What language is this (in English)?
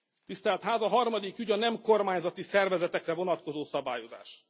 Hungarian